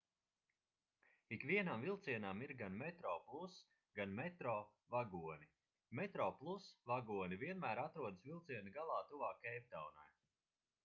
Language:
Latvian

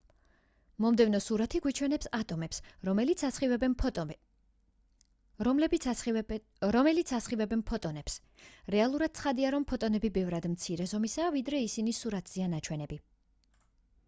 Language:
Georgian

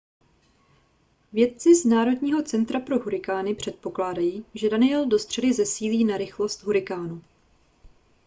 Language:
Czech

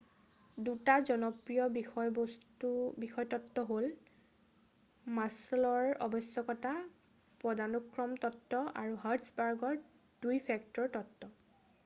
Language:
Assamese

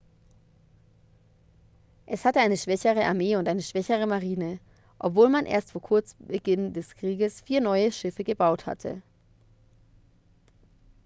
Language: German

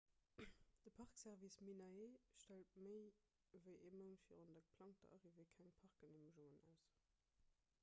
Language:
Luxembourgish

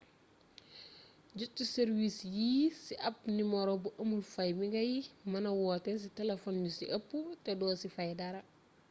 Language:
Wolof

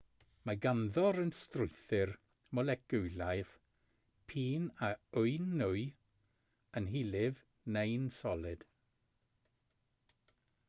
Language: Welsh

